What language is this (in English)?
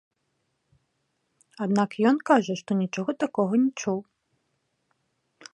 Belarusian